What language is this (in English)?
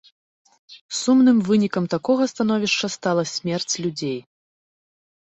Belarusian